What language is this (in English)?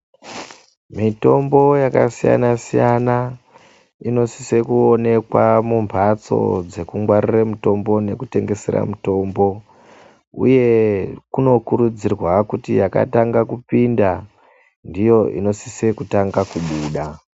Ndau